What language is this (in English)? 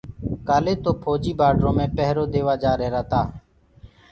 Gurgula